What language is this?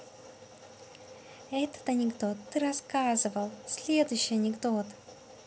Russian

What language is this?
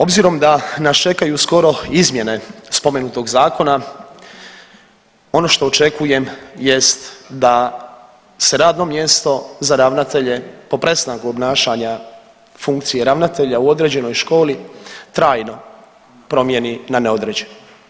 Croatian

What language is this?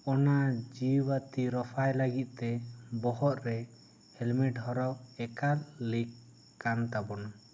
Santali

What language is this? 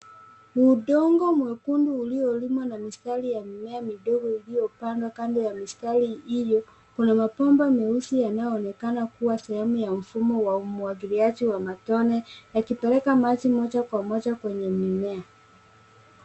Swahili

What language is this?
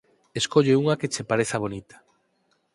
Galician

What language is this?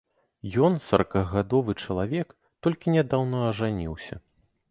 Belarusian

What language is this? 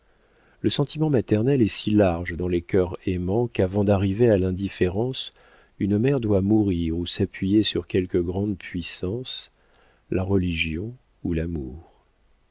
French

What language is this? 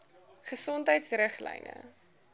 Afrikaans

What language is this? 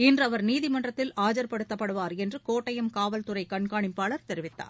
Tamil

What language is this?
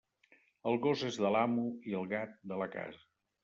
Catalan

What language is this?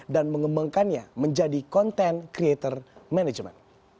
Indonesian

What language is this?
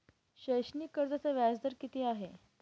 Marathi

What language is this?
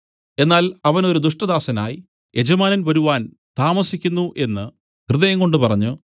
Malayalam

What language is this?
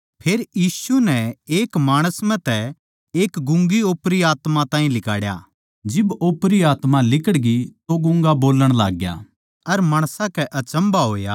Haryanvi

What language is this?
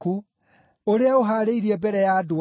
Kikuyu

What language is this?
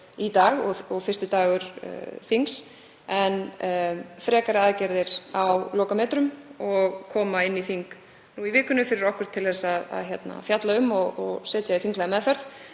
Icelandic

